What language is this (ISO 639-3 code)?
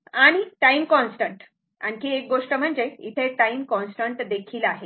mar